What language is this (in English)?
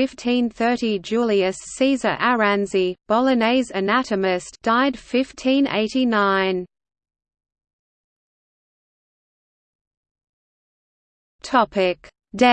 English